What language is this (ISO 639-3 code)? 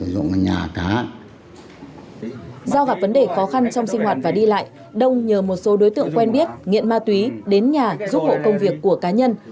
vie